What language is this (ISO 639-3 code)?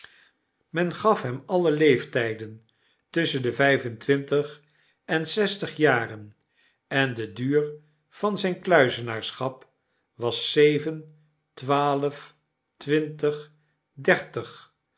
nld